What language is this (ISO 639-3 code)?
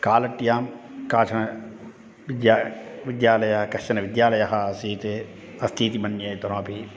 san